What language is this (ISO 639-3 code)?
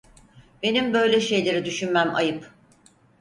tur